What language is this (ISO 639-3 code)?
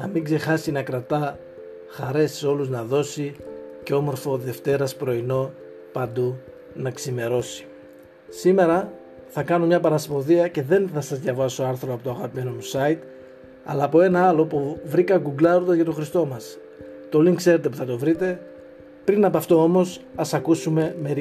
ell